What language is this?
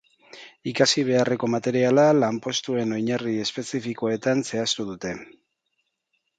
Basque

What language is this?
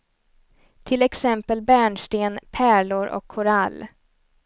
Swedish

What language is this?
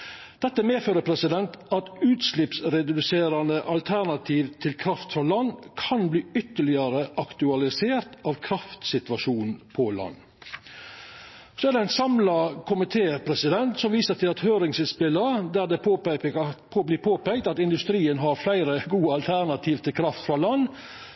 Norwegian Nynorsk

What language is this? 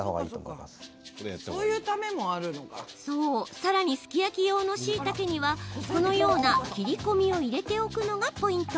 Japanese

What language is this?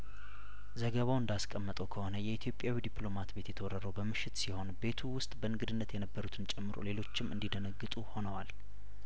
Amharic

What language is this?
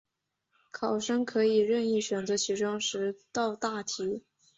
Chinese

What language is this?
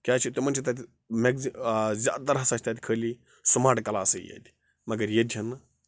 Kashmiri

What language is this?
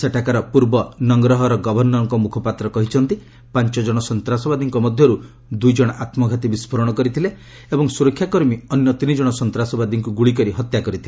Odia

